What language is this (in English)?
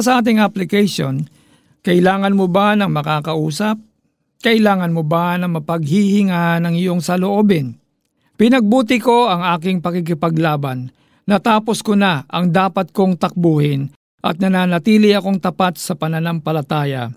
Filipino